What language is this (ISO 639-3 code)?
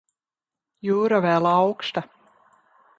lav